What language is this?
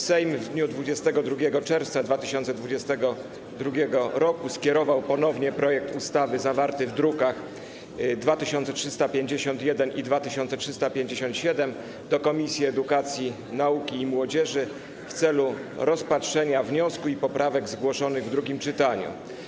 Polish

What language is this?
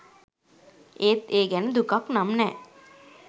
Sinhala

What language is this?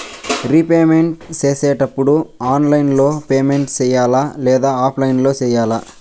Telugu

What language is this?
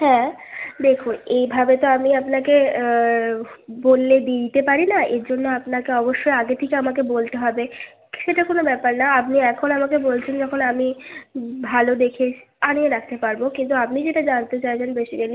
Bangla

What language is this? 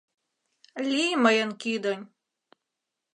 Mari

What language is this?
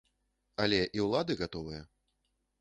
Belarusian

